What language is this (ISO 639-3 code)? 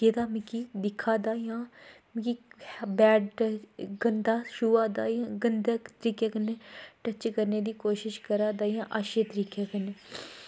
doi